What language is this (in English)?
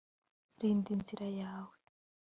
Kinyarwanda